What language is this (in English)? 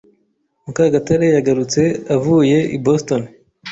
Kinyarwanda